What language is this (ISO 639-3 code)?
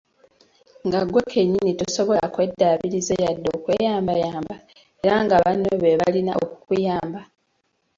lug